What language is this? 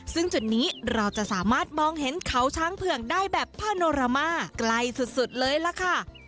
Thai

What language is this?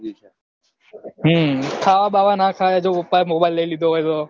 Gujarati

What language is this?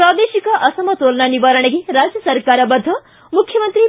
Kannada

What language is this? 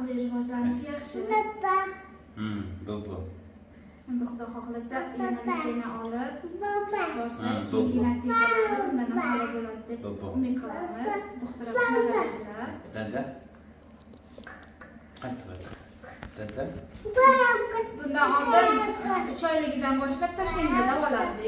Turkish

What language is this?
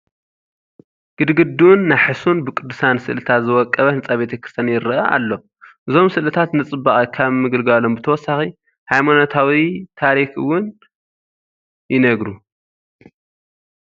Tigrinya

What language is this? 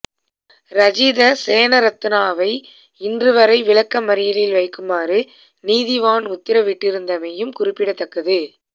Tamil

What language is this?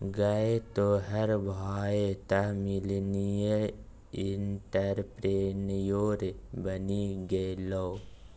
Maithili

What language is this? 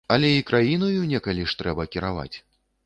Belarusian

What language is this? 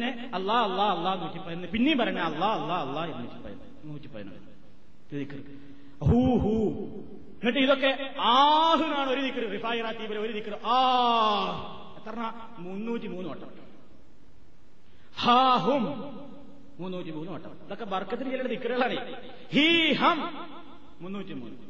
Malayalam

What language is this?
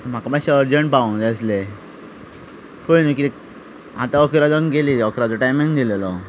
Konkani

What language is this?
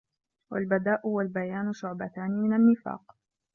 Arabic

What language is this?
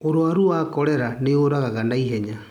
Kikuyu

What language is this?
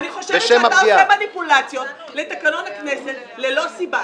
Hebrew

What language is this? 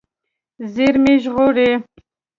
Pashto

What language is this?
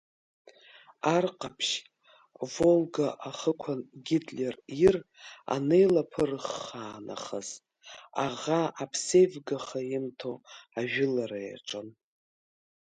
Abkhazian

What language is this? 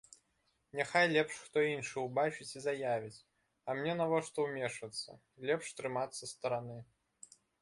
Belarusian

